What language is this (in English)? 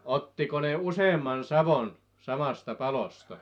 Finnish